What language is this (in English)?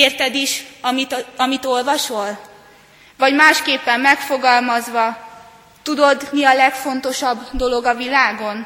Hungarian